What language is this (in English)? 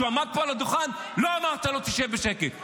Hebrew